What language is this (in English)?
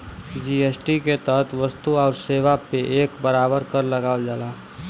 Bhojpuri